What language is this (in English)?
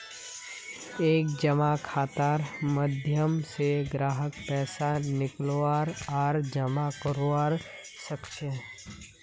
Magahi